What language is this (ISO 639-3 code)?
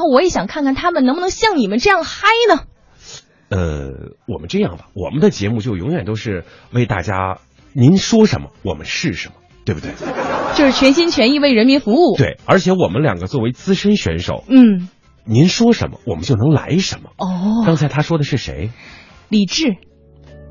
zho